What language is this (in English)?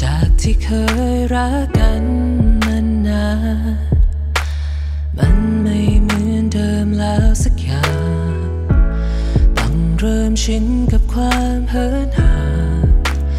Thai